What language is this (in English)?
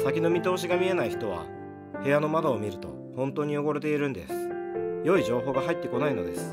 Japanese